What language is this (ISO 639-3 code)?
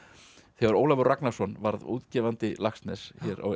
isl